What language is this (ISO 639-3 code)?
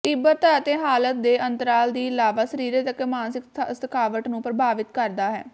pan